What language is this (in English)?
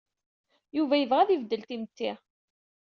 Kabyle